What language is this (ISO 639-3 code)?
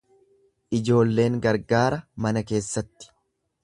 orm